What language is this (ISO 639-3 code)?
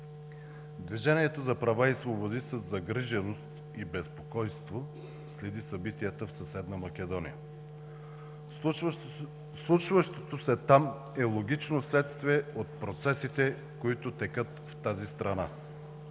bul